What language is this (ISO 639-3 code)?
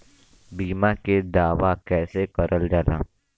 bho